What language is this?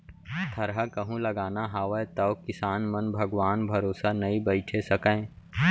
Chhattisgarhi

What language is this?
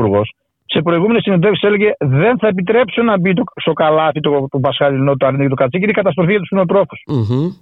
Greek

